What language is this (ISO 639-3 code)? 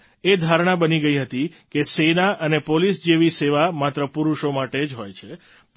guj